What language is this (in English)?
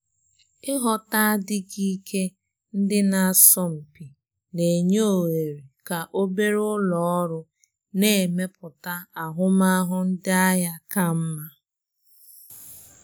Igbo